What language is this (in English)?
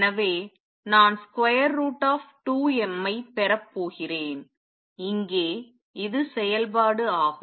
Tamil